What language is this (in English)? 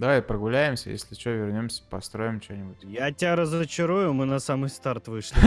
Russian